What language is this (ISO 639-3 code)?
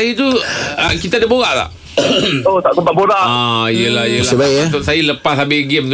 msa